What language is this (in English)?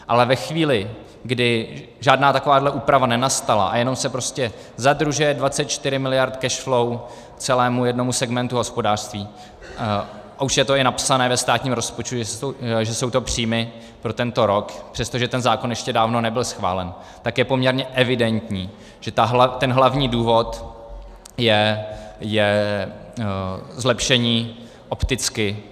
Czech